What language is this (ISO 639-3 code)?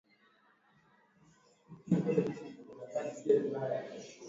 swa